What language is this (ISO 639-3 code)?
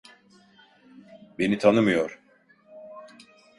tur